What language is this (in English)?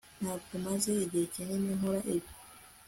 Kinyarwanda